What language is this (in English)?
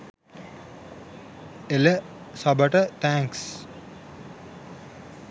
Sinhala